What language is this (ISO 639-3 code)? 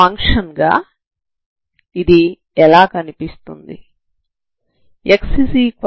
tel